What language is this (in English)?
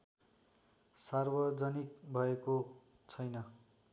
Nepali